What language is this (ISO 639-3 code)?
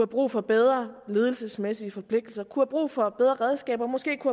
dan